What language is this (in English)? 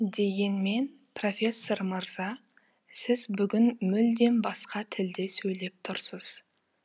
Kazakh